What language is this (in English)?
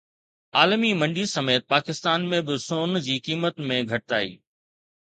Sindhi